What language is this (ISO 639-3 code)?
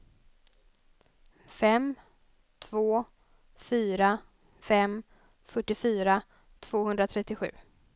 swe